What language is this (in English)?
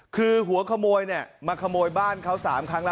Thai